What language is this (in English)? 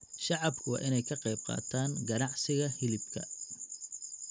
Somali